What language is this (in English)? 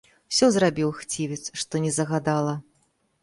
Belarusian